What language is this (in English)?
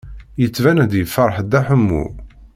Kabyle